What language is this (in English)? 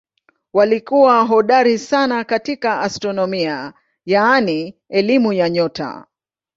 Swahili